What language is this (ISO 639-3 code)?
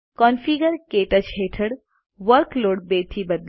guj